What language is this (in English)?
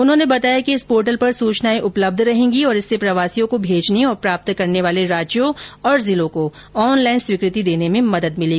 Hindi